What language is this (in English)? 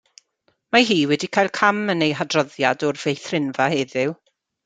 Welsh